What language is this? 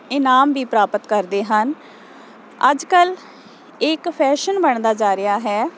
Punjabi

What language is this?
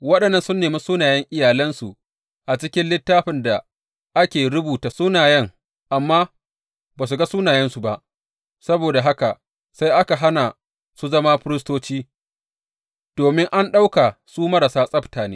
Hausa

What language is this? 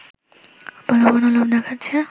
Bangla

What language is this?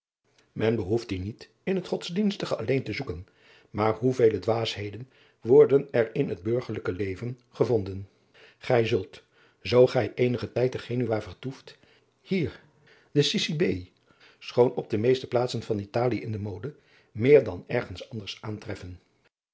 Dutch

